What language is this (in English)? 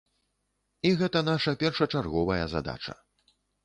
Belarusian